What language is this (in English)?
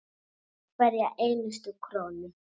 Icelandic